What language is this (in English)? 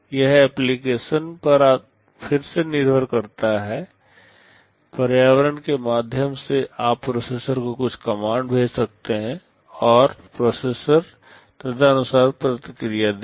Hindi